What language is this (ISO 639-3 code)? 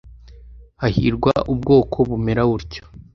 kin